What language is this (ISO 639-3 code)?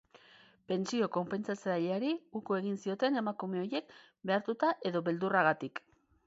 eus